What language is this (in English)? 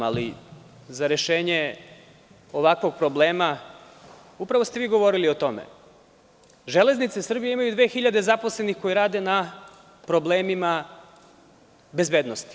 Serbian